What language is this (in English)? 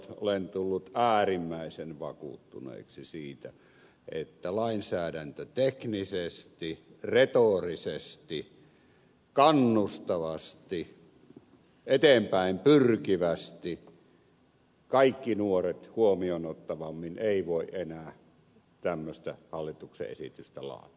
Finnish